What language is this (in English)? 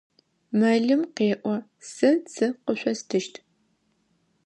Adyghe